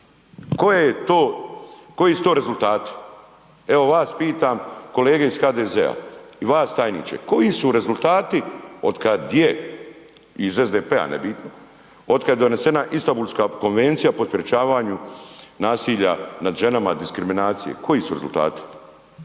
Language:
Croatian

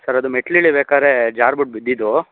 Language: Kannada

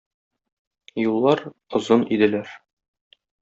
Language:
Tatar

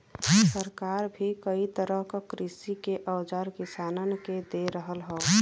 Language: Bhojpuri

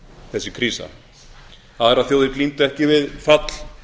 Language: Icelandic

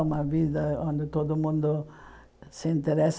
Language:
Portuguese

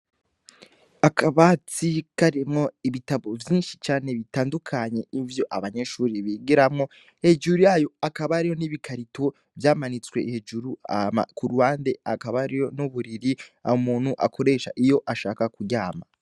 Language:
Rundi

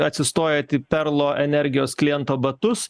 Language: Lithuanian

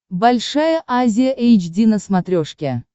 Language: Russian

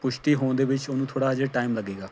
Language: Punjabi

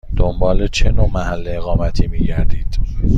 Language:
Persian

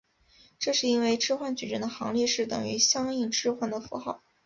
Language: Chinese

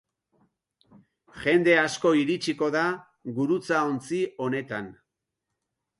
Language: Basque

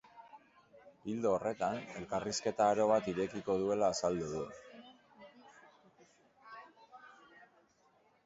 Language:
Basque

